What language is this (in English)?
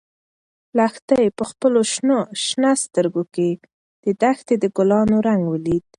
Pashto